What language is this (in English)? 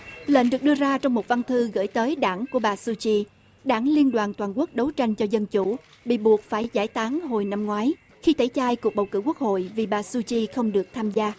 Vietnamese